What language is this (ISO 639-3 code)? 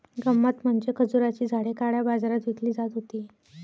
mar